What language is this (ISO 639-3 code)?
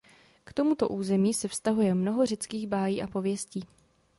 ces